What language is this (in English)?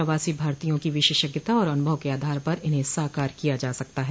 Hindi